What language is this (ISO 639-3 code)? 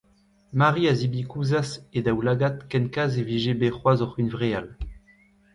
bre